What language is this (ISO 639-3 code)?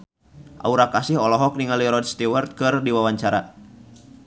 sun